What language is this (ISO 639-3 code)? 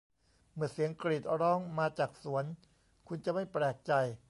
tha